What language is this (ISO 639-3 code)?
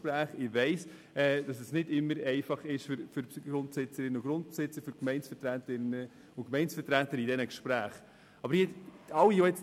gsw